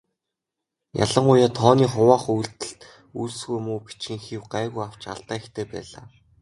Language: Mongolian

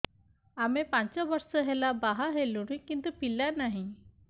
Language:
Odia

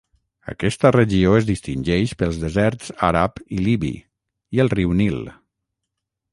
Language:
Catalan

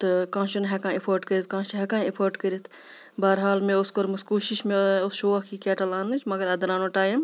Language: Kashmiri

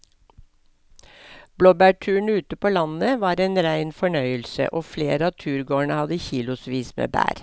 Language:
Norwegian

